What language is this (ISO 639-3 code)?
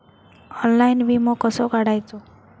mar